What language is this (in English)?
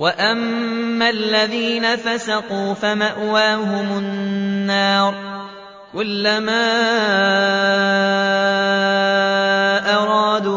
Arabic